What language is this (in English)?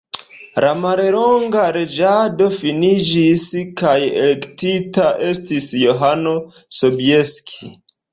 Esperanto